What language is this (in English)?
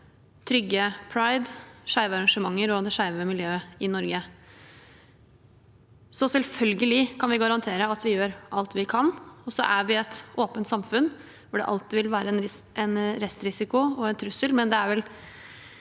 Norwegian